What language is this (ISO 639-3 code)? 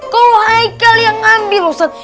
ind